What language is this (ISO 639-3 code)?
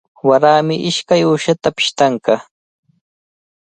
qvl